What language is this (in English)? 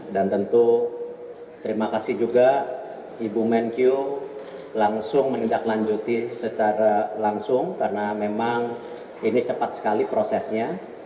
Indonesian